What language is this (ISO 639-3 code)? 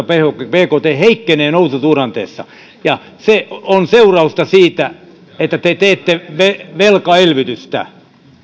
fin